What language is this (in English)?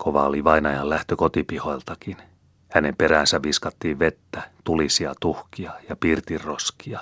Finnish